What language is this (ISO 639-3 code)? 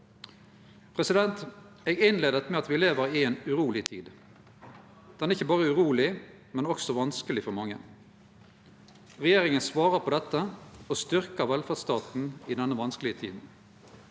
nor